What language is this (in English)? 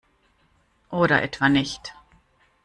German